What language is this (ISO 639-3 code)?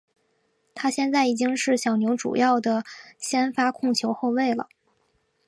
zho